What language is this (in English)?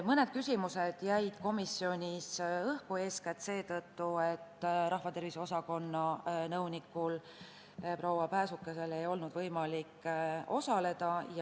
Estonian